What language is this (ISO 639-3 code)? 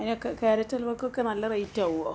mal